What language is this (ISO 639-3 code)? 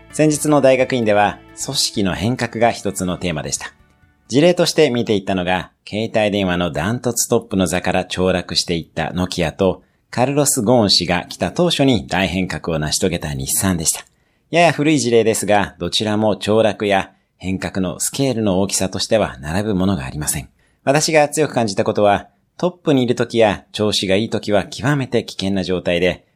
jpn